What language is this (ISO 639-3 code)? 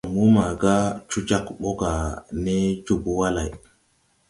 tui